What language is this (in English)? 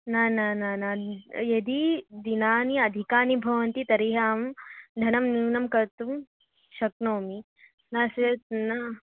Sanskrit